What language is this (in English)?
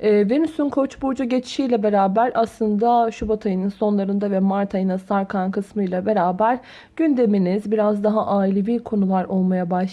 Turkish